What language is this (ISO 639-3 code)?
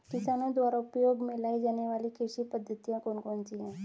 hin